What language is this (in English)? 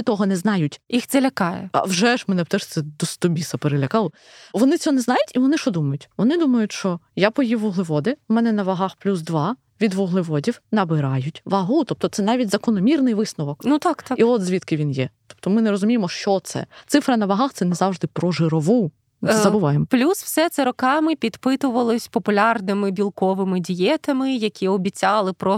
Ukrainian